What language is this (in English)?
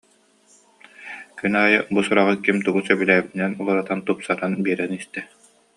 Yakut